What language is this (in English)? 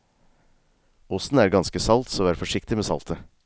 Norwegian